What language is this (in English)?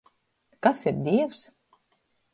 Latgalian